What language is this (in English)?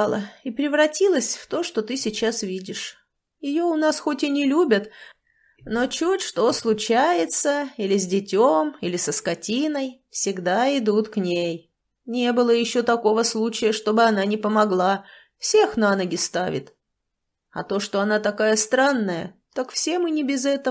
Russian